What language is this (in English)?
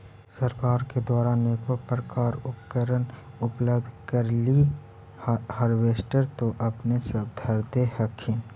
Magahi